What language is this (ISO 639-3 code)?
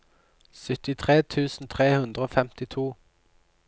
nor